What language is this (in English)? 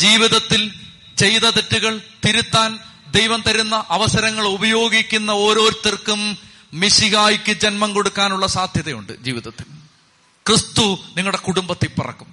Malayalam